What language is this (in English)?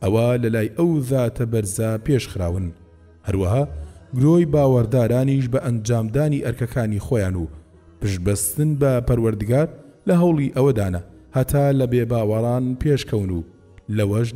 Arabic